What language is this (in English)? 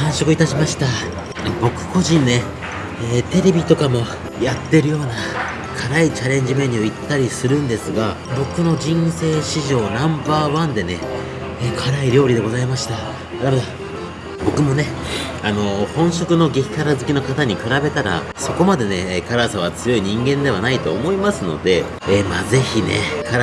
Japanese